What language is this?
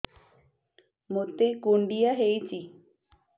Odia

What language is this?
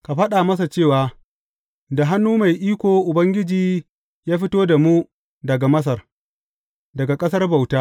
Hausa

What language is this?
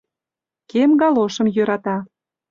Mari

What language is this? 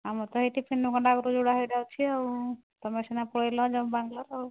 Odia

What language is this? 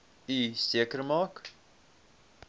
Afrikaans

